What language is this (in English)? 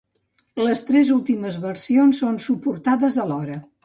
Catalan